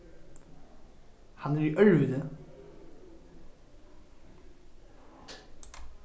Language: Faroese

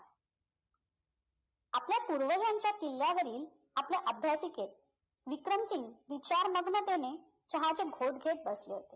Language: Marathi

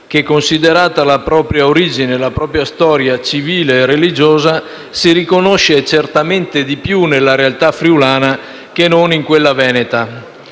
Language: Italian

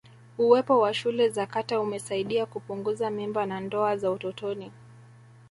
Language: Swahili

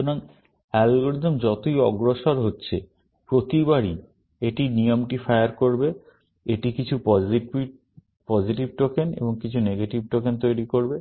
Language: Bangla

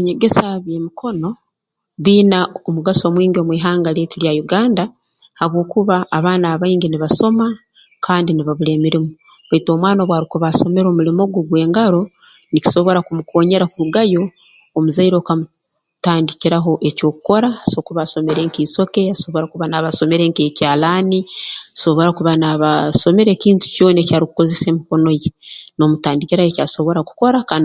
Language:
Tooro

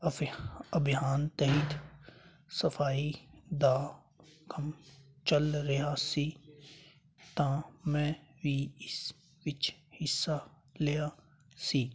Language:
Punjabi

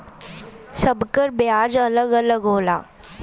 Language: Bhojpuri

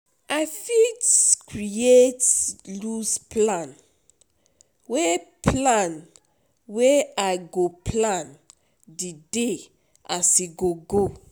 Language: Nigerian Pidgin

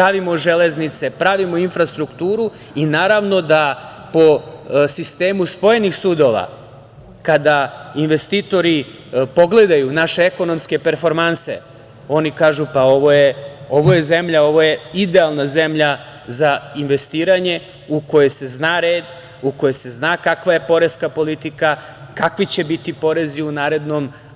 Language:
Serbian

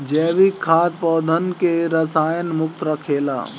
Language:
Bhojpuri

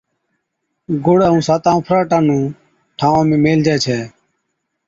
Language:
Od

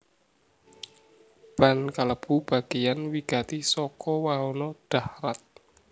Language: Javanese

